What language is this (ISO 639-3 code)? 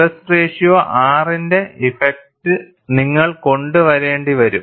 mal